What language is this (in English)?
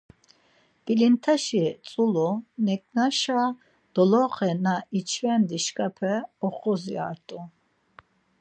Laz